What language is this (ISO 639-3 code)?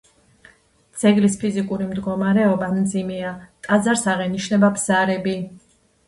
kat